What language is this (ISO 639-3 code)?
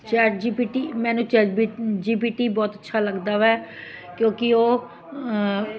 pan